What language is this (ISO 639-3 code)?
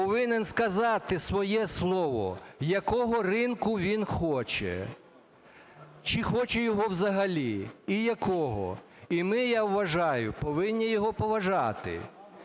ukr